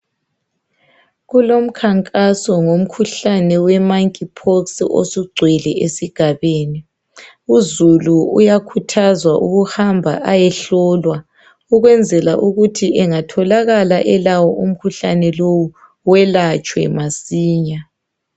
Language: North Ndebele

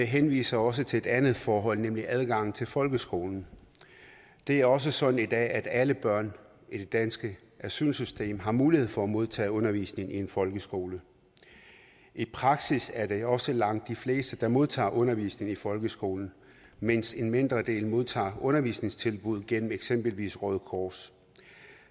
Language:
Danish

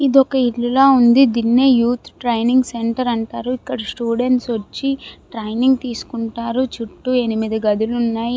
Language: Telugu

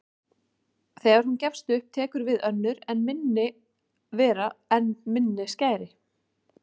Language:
Icelandic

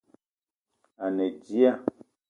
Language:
Eton (Cameroon)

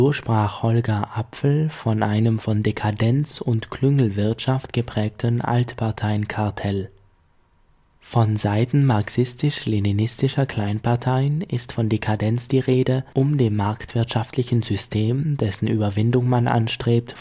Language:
German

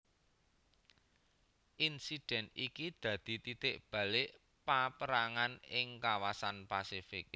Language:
Javanese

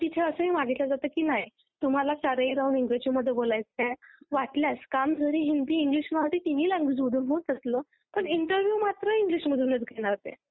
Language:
Marathi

